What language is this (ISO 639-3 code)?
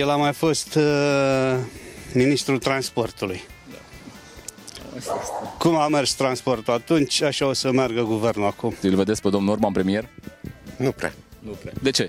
ron